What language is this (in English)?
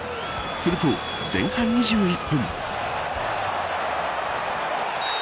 Japanese